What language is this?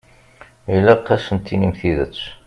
Kabyle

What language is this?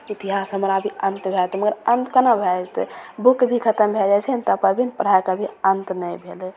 Maithili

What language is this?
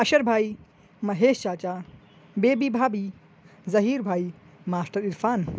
Urdu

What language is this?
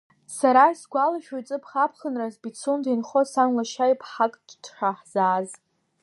Abkhazian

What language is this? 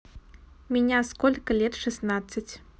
Russian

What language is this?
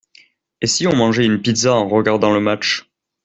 French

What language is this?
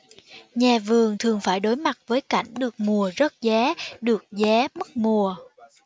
Vietnamese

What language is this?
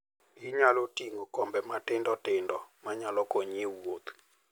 Luo (Kenya and Tanzania)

